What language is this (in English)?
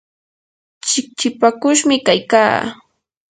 Yanahuanca Pasco Quechua